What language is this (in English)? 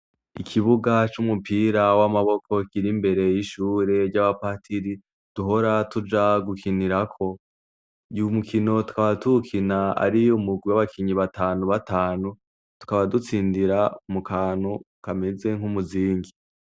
Rundi